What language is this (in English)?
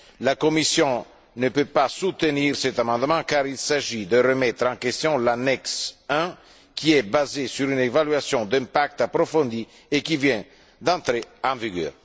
French